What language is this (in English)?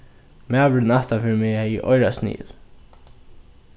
Faroese